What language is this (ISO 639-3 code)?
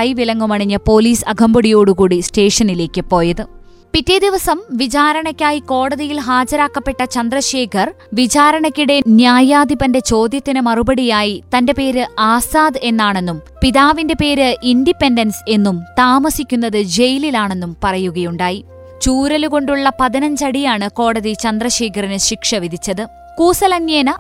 mal